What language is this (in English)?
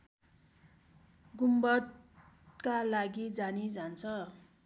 Nepali